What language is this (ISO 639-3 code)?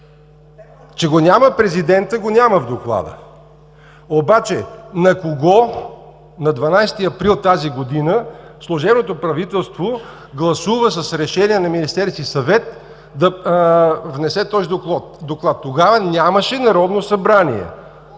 bul